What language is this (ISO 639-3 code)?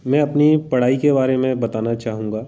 hin